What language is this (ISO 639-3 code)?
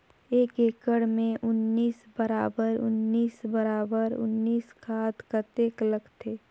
hne